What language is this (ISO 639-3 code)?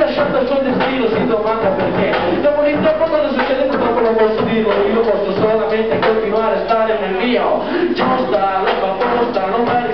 ita